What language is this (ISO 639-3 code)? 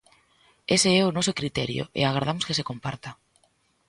glg